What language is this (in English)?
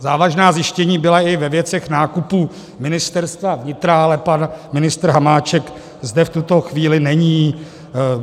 Czech